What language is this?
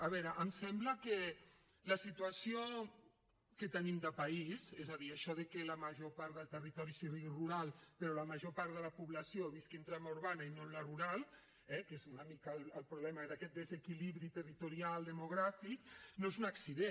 Catalan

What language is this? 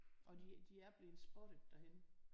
Danish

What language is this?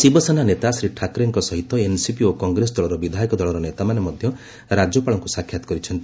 Odia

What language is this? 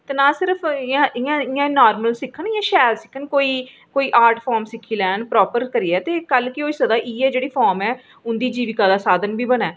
Dogri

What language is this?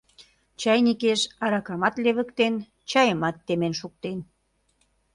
Mari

